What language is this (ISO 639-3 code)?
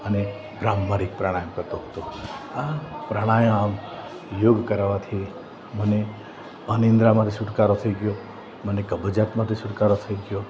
guj